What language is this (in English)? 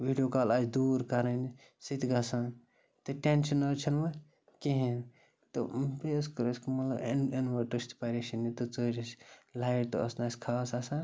Kashmiri